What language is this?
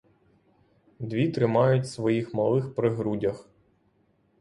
Ukrainian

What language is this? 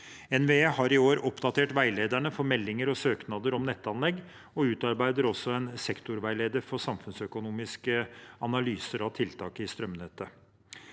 Norwegian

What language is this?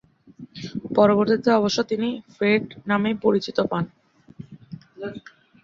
Bangla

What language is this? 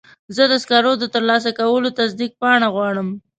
Pashto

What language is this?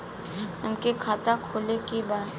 Bhojpuri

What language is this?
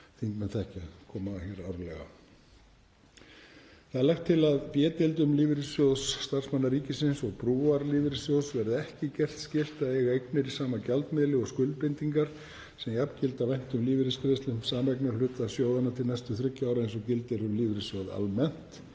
Icelandic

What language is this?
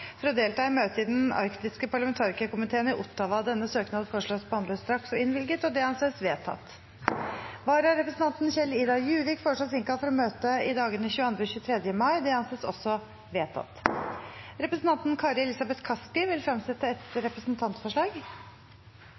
Norwegian Bokmål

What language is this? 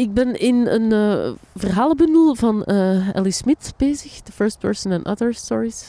Dutch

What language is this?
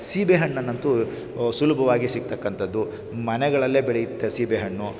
Kannada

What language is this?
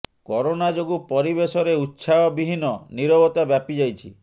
Odia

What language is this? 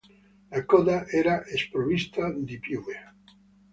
Italian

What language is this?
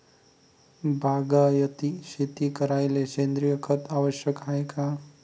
Marathi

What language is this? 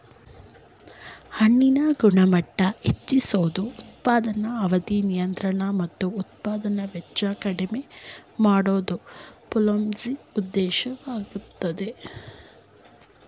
Kannada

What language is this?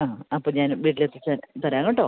Malayalam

